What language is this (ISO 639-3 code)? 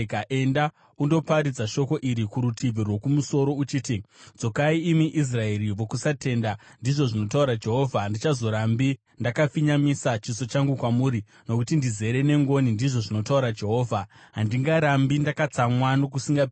sna